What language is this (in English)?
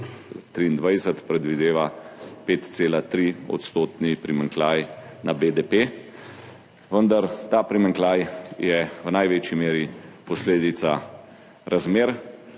Slovenian